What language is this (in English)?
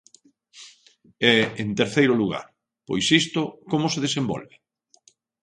Galician